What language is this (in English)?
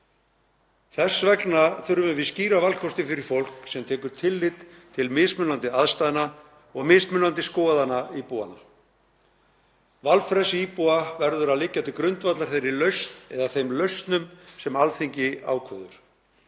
Icelandic